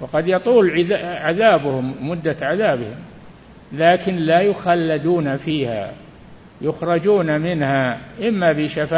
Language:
Arabic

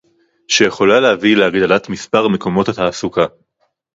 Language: Hebrew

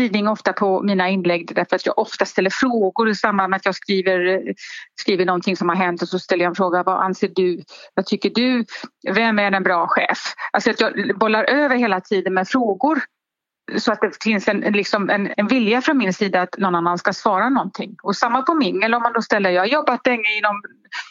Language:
Swedish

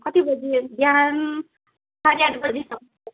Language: Nepali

